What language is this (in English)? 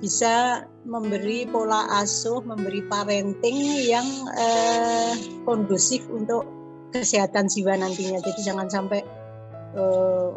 Indonesian